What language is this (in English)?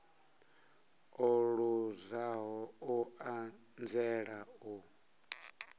Venda